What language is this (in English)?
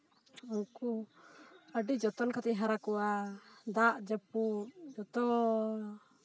Santali